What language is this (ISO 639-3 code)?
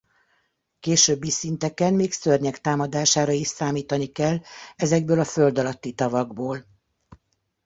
hun